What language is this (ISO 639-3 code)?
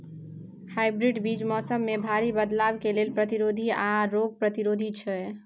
mai